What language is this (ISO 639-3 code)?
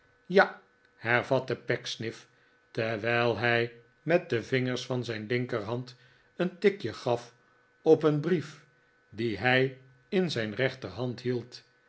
nld